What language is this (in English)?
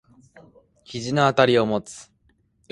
Japanese